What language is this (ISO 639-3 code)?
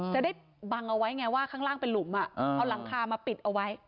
tha